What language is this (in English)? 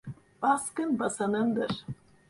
Turkish